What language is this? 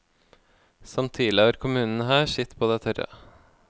Norwegian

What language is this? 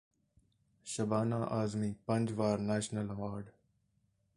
Punjabi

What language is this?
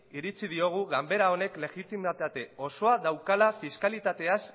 Basque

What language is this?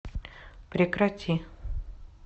Russian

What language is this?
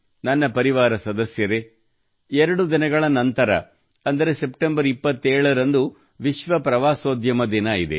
Kannada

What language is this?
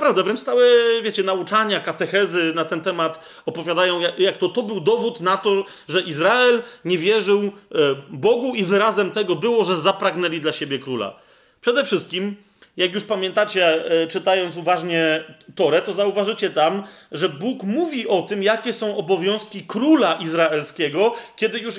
Polish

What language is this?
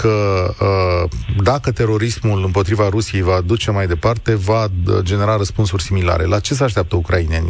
Romanian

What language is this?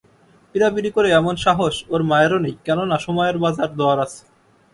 Bangla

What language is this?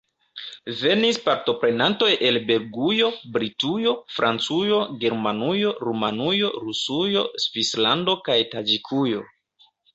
Esperanto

